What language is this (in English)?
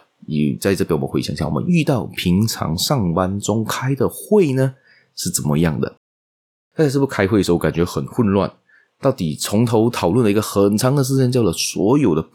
Chinese